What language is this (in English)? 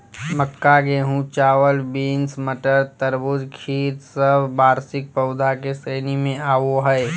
Magahi